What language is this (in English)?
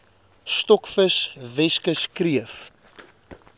Afrikaans